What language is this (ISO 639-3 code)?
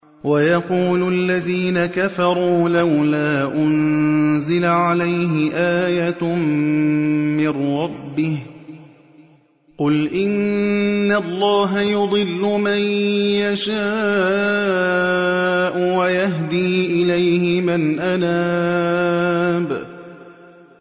ara